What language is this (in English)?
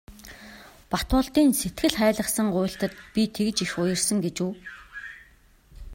Mongolian